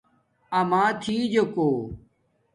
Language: Domaaki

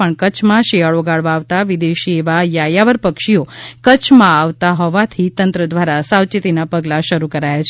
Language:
Gujarati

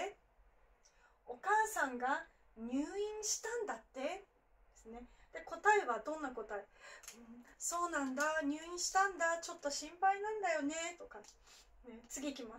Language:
Japanese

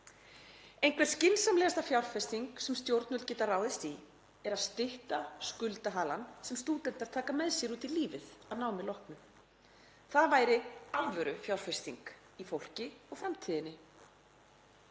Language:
Icelandic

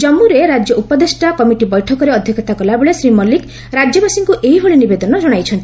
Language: Odia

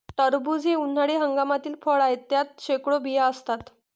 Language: Marathi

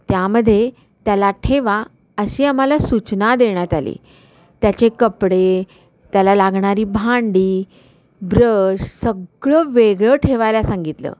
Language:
Marathi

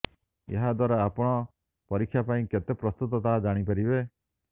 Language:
Odia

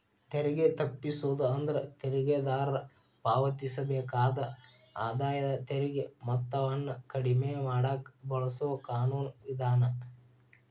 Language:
Kannada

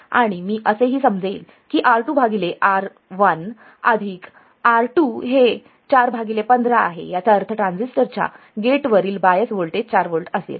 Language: Marathi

